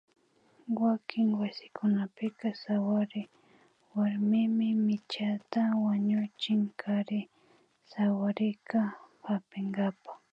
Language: Imbabura Highland Quichua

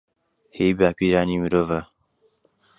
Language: Central Kurdish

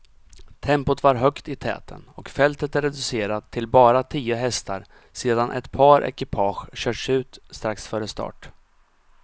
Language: Swedish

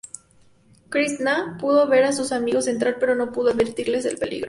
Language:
Spanish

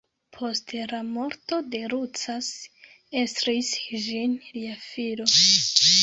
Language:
Esperanto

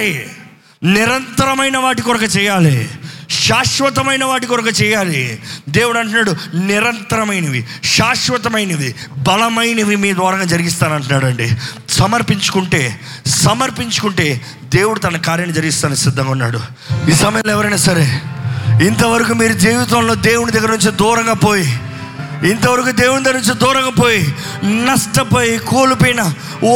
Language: Telugu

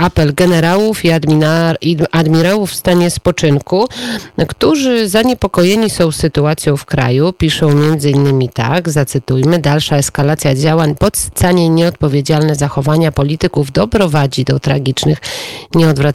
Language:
Polish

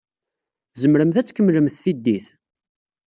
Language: Kabyle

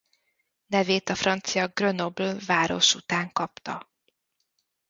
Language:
Hungarian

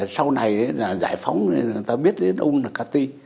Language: Vietnamese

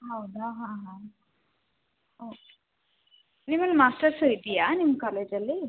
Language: Kannada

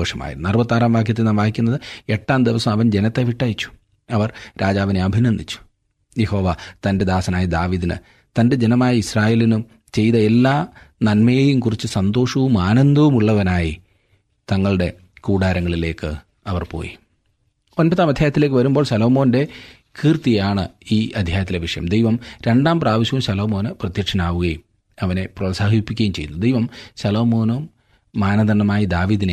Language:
Malayalam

